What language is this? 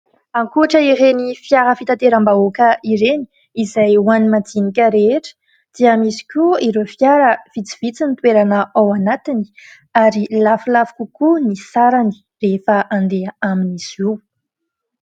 Malagasy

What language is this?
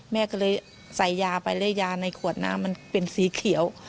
Thai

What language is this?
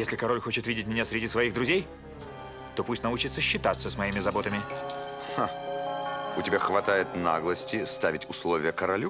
Russian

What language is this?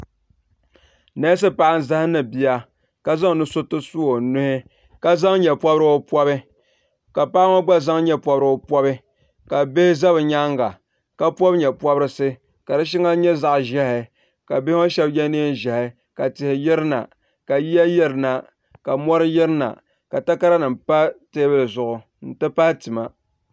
Dagbani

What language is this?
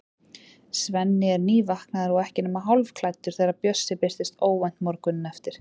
Icelandic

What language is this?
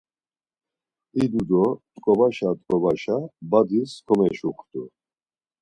Laz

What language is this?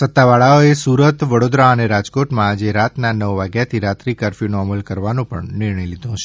Gujarati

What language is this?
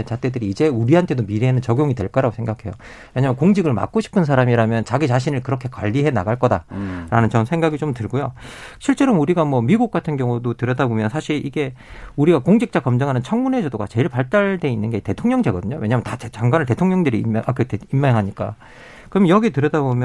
Korean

